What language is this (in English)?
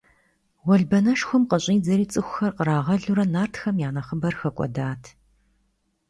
Kabardian